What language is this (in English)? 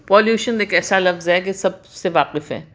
Urdu